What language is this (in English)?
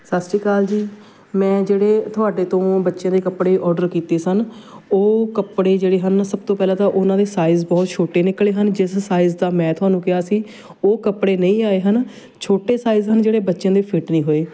Punjabi